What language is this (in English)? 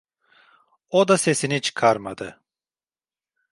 Turkish